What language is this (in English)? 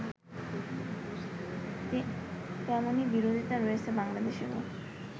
Bangla